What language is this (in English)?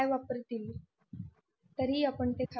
Marathi